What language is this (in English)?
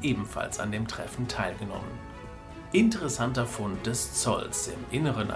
German